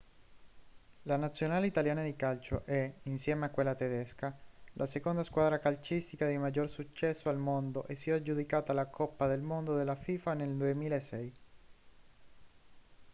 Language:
Italian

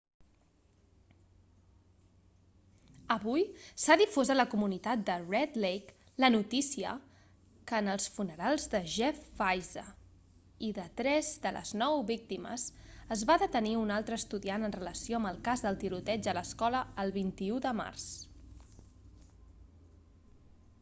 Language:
Catalan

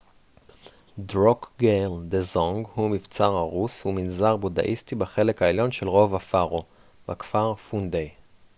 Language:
Hebrew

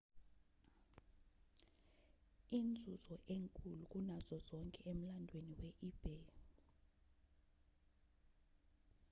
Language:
Zulu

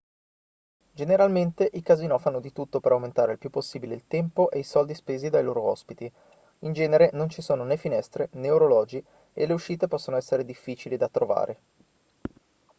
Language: Italian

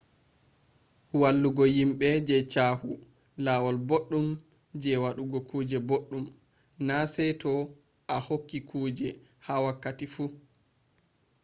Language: Fula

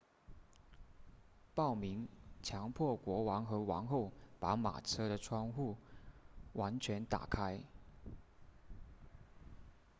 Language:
Chinese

